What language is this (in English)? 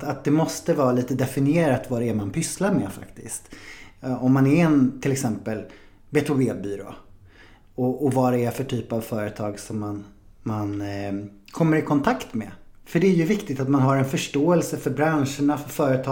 Swedish